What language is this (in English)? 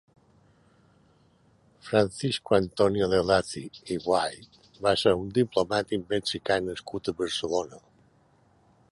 Catalan